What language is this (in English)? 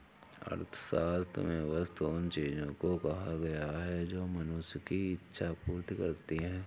Hindi